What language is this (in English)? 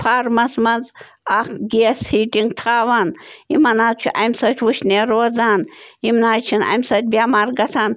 Kashmiri